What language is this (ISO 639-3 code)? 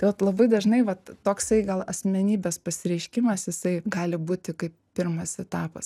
lit